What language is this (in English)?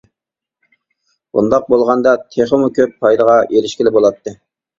Uyghur